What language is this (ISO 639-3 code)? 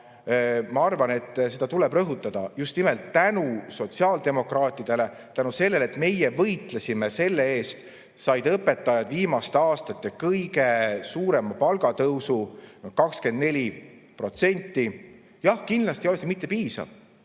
est